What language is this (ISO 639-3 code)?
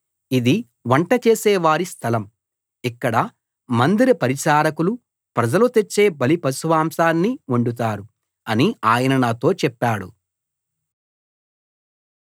tel